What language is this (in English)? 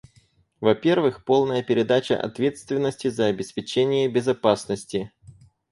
Russian